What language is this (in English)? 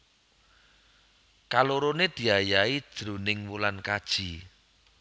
Javanese